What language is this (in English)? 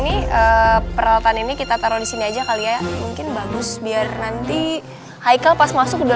Indonesian